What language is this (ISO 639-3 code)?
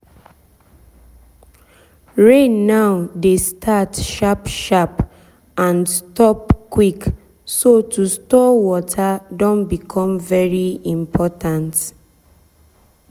pcm